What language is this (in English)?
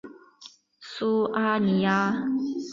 Chinese